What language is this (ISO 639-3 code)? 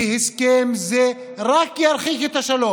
heb